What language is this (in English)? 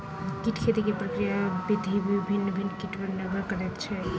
Maithili